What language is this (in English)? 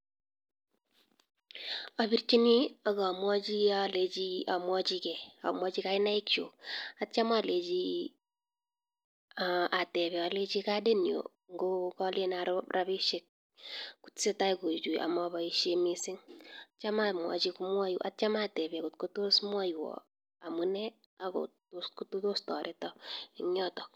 Kalenjin